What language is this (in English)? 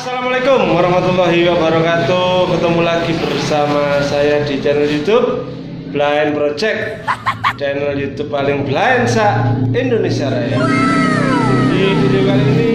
Indonesian